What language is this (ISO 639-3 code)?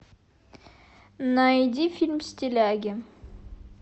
rus